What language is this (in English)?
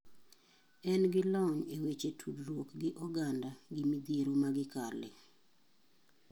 Luo (Kenya and Tanzania)